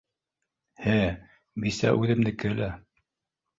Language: Bashkir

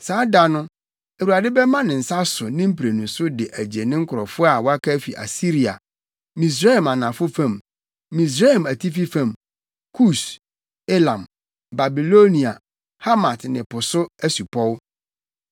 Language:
Akan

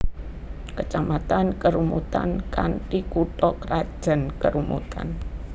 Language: Javanese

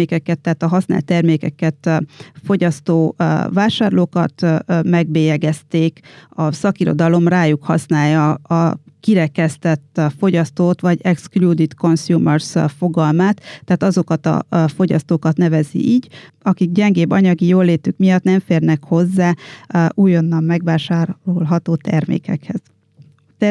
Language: Hungarian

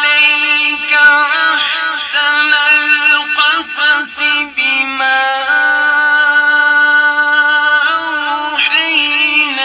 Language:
Arabic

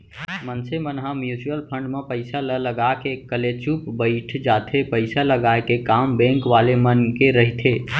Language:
Chhattisgarhi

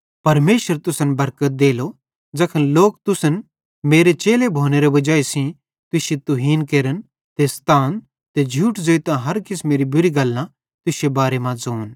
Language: Bhadrawahi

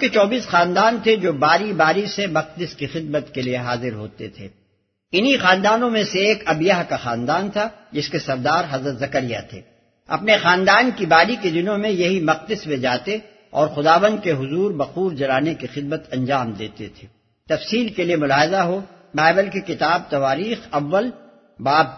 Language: Urdu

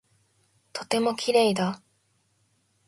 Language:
Japanese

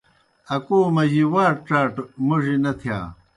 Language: Kohistani Shina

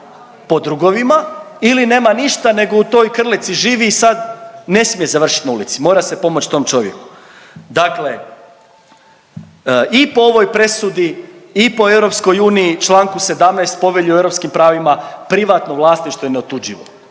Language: Croatian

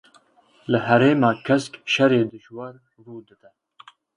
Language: Kurdish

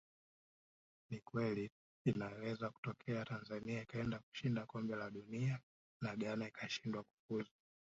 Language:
Swahili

